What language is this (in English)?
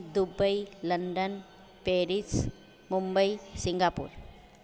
Sindhi